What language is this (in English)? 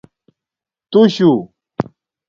Domaaki